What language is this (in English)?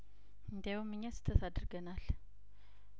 Amharic